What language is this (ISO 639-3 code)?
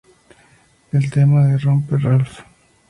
spa